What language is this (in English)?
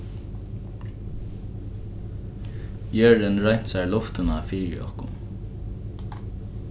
Faroese